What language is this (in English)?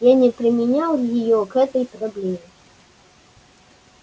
Russian